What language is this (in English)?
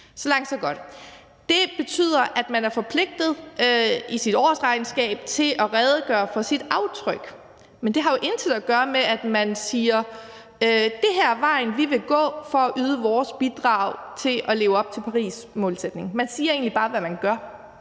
Danish